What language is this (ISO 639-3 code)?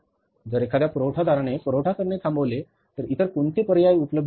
mar